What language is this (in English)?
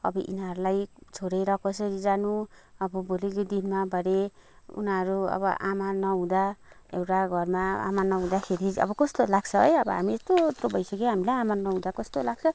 Nepali